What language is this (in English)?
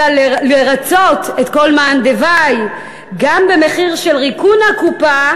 Hebrew